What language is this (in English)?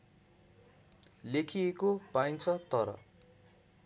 Nepali